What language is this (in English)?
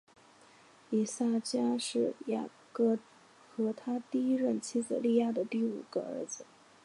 Chinese